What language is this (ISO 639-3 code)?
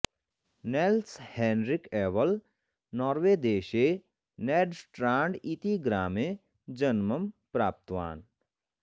san